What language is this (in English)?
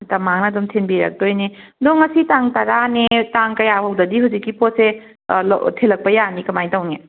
Manipuri